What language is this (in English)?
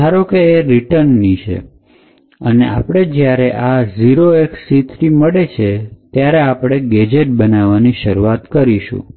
Gujarati